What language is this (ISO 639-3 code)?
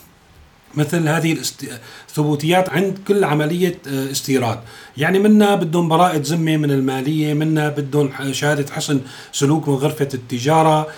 ara